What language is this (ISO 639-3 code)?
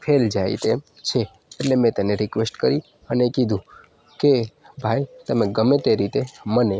guj